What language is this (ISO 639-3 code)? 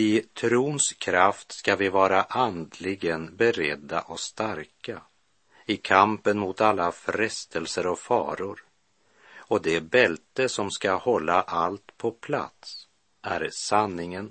swe